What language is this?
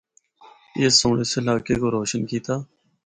Northern Hindko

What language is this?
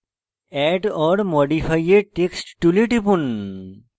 Bangla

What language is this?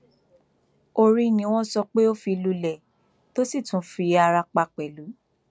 Yoruba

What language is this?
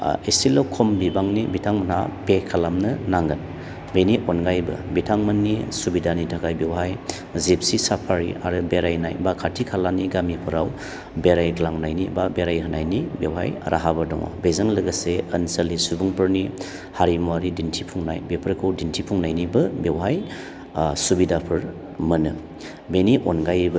Bodo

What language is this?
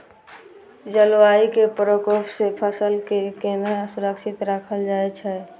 Maithili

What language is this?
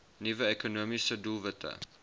Afrikaans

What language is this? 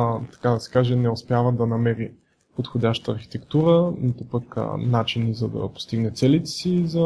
Bulgarian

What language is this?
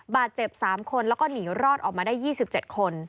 Thai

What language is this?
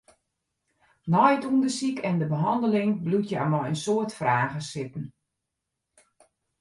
Western Frisian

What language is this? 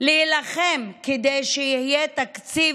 Hebrew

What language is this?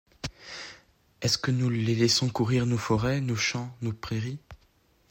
French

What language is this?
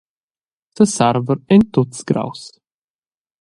Romansh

